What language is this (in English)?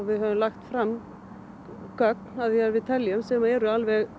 Icelandic